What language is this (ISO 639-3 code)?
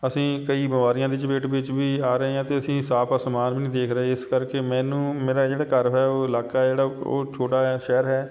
pan